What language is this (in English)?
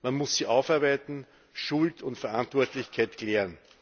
German